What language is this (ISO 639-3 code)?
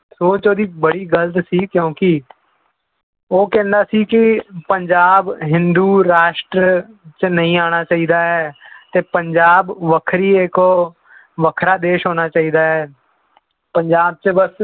pan